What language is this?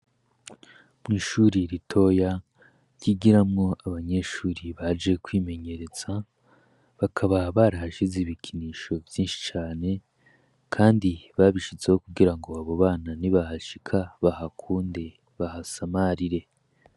Rundi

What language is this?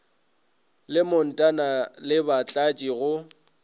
Northern Sotho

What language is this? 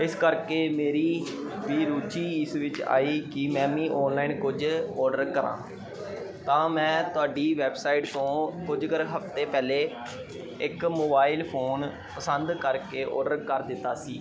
Punjabi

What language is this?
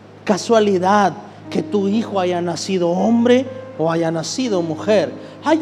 Spanish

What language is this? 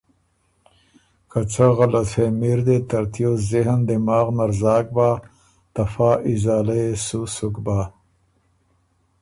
Ormuri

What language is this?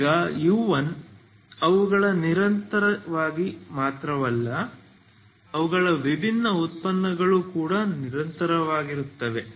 Kannada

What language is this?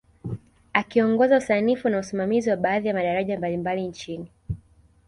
Swahili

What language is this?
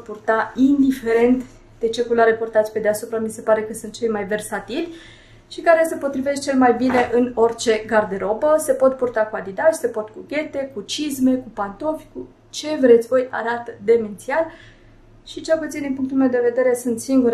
Romanian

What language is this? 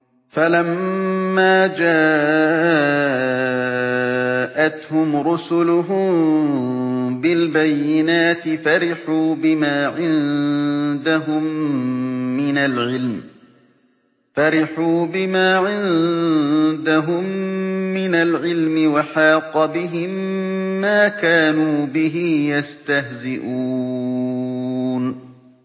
Arabic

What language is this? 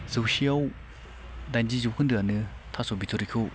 Bodo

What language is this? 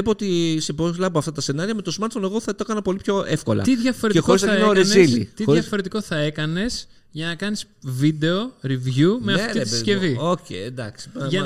Greek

